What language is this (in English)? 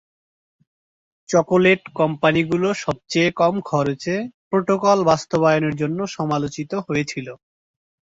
Bangla